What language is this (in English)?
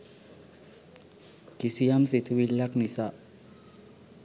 Sinhala